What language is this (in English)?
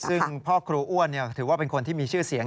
Thai